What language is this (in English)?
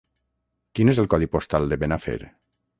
Catalan